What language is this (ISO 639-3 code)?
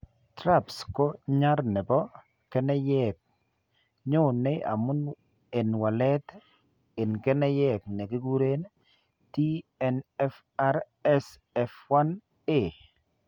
kln